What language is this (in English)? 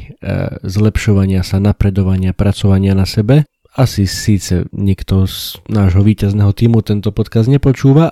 Slovak